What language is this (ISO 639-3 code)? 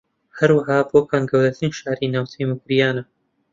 ckb